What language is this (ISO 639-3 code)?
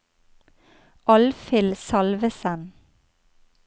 nor